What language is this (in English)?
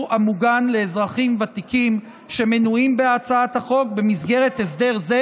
Hebrew